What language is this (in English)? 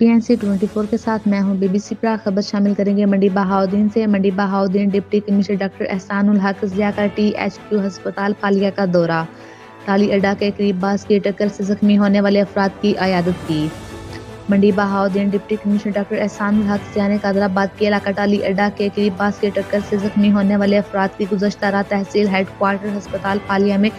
Indonesian